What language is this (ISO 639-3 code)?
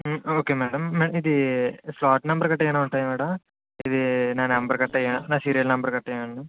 tel